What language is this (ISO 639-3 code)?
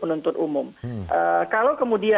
ind